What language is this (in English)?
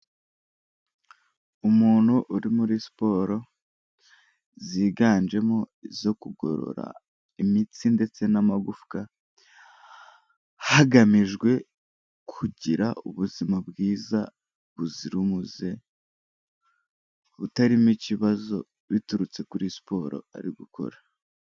Kinyarwanda